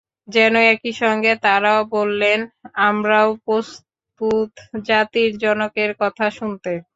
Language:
Bangla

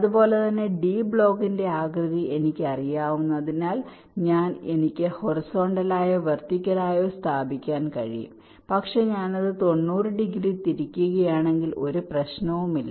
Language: Malayalam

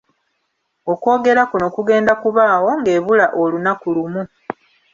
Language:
Ganda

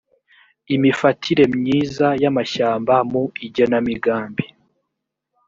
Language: Kinyarwanda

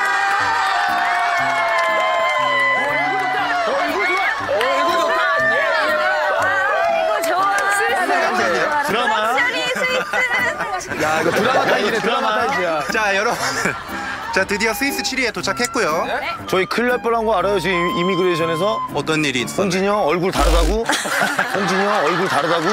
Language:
Korean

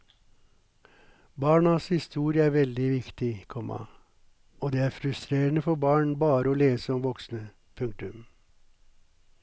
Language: Norwegian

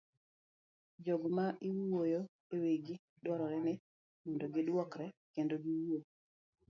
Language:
Luo (Kenya and Tanzania)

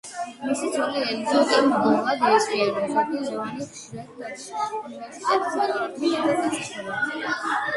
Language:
Georgian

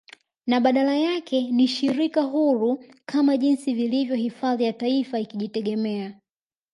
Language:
Swahili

